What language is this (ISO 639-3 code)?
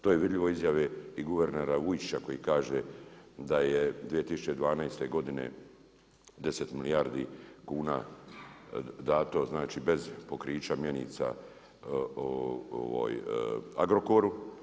hrv